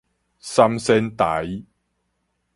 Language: Min Nan Chinese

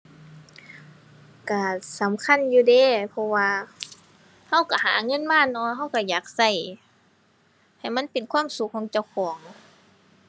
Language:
Thai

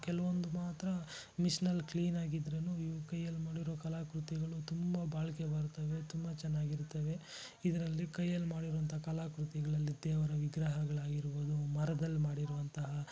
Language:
Kannada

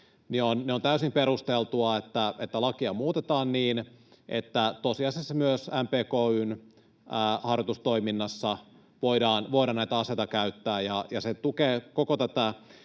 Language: Finnish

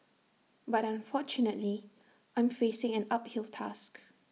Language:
English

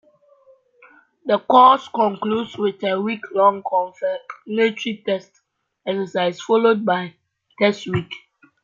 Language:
English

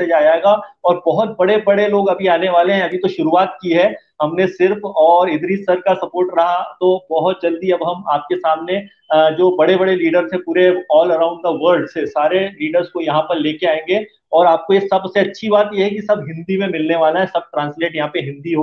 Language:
Hindi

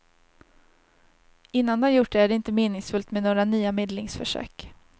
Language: Swedish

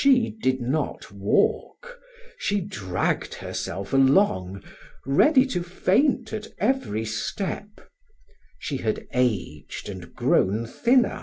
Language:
English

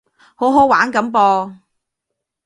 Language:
Cantonese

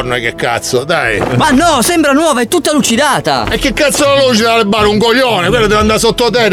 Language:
Italian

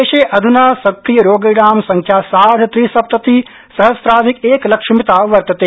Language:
Sanskrit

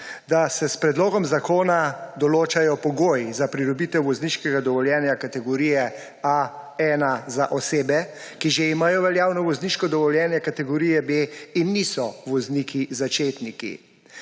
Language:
Slovenian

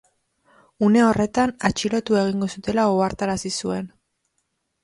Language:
Basque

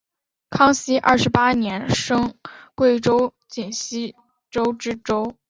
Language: Chinese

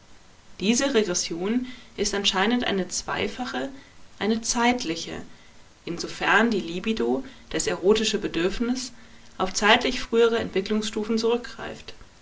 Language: German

